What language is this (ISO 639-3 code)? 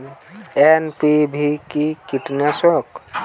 ben